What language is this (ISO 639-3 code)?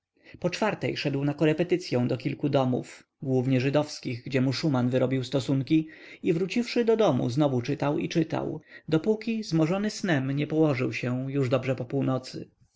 pol